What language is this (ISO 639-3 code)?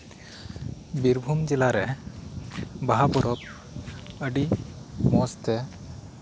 sat